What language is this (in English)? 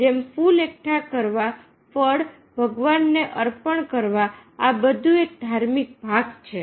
Gujarati